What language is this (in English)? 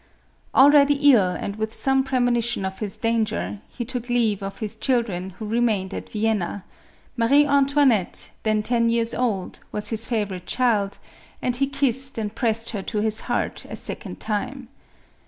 English